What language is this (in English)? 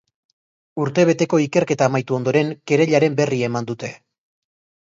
Basque